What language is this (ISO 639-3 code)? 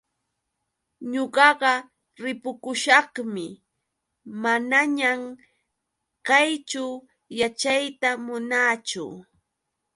qux